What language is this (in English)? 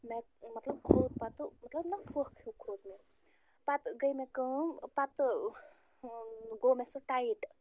Kashmiri